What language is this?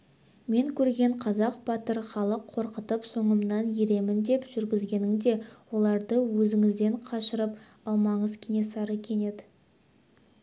Kazakh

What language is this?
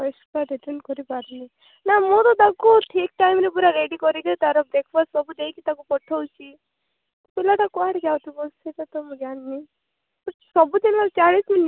Odia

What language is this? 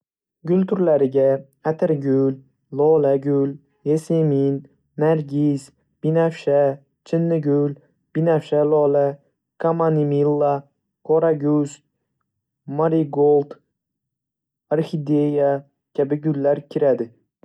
Uzbek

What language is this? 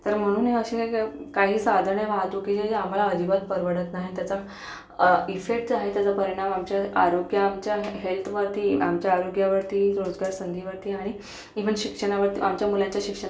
Marathi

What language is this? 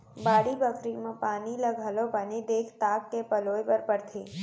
Chhattisgarhi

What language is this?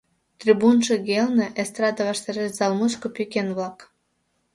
Mari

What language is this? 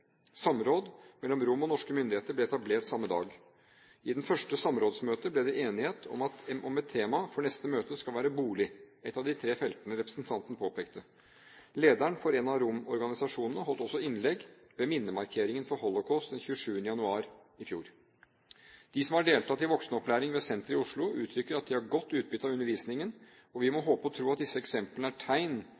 Norwegian Bokmål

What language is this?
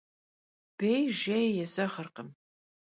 Kabardian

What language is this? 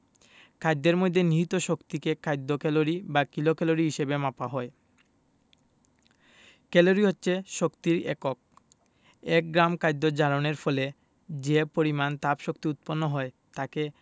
Bangla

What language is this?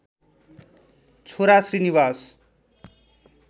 Nepali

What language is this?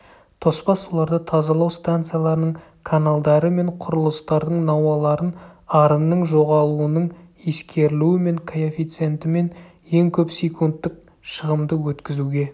Kazakh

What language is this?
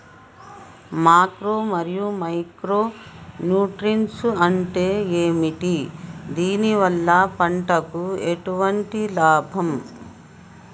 Telugu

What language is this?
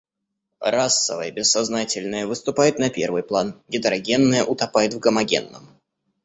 Russian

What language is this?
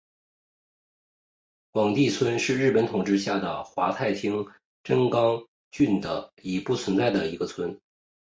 Chinese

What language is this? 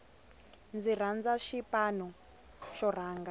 Tsonga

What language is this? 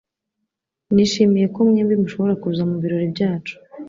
Kinyarwanda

